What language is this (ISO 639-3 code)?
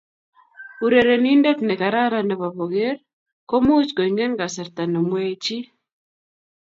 kln